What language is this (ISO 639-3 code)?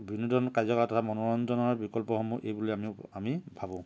asm